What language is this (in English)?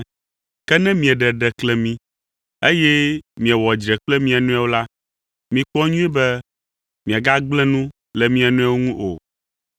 Ewe